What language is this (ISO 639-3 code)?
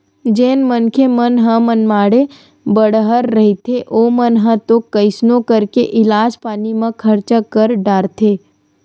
hne